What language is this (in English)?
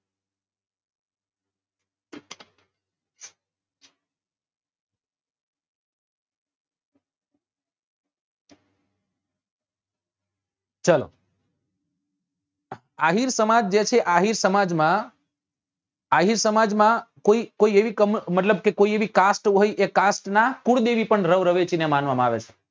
Gujarati